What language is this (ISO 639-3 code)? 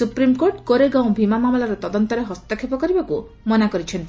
ori